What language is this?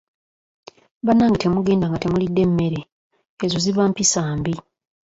Ganda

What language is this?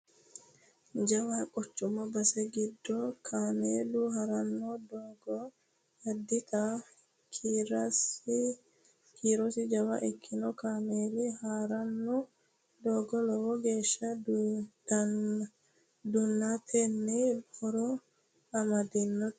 Sidamo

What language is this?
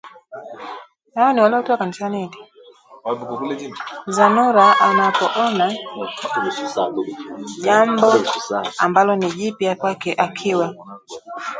Swahili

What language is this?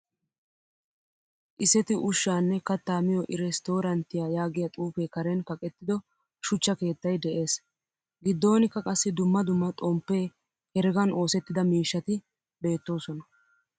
Wolaytta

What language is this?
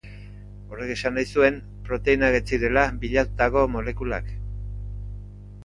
Basque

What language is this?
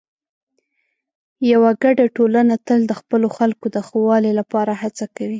Pashto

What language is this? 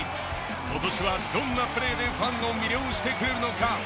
Japanese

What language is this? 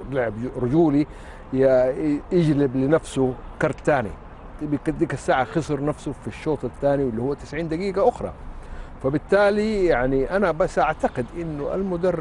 Arabic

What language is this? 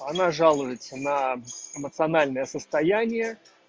Russian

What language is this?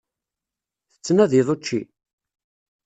Kabyle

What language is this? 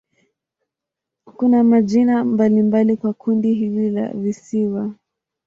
Swahili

